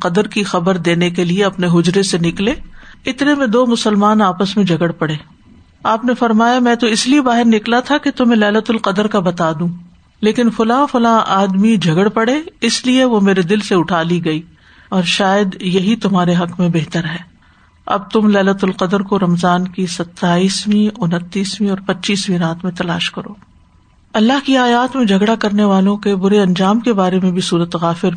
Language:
Urdu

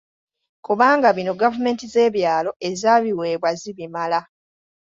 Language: Ganda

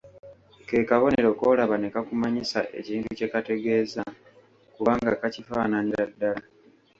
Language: Ganda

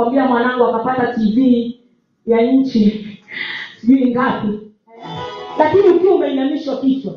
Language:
Swahili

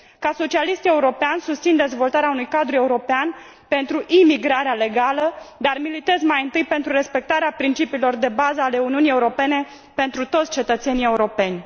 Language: Romanian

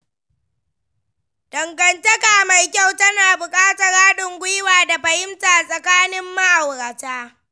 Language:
Hausa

